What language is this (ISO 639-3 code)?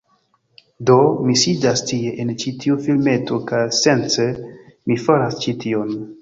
epo